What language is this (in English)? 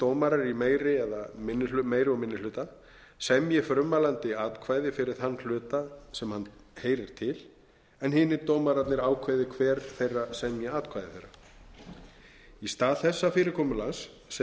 Icelandic